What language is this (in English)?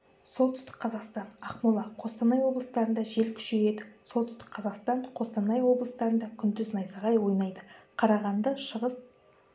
Kazakh